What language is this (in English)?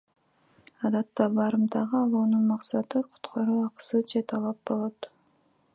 Kyrgyz